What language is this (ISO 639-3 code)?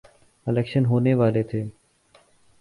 urd